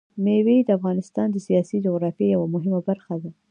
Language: Pashto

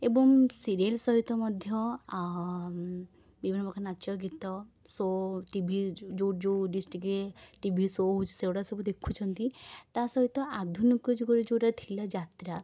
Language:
Odia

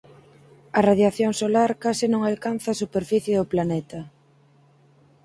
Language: Galician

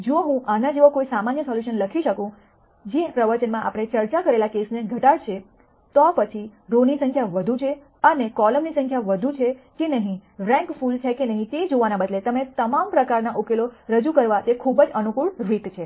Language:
Gujarati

